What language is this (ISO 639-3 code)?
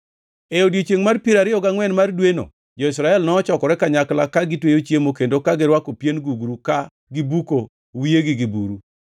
luo